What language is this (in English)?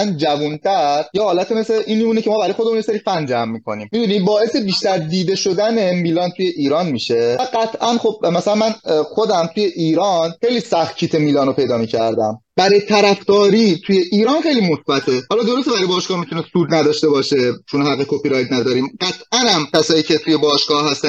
Persian